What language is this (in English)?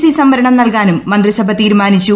Malayalam